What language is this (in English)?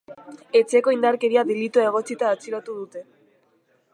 Basque